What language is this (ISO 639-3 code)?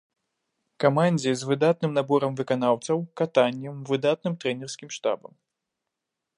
bel